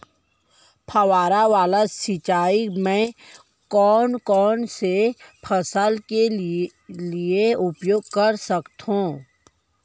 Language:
Chhattisgarhi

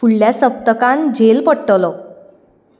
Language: Konkani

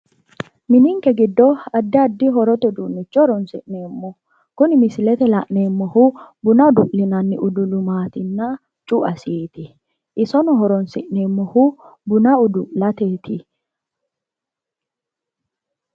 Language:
Sidamo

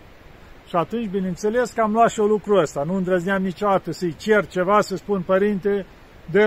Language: Romanian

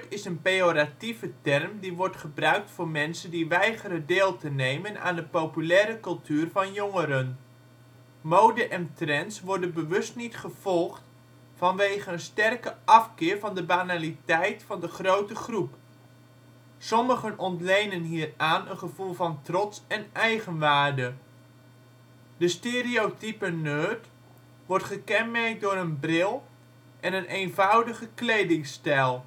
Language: Dutch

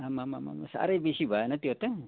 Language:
Nepali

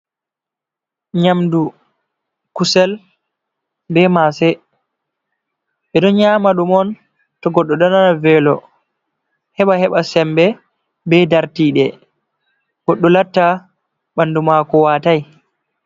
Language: Fula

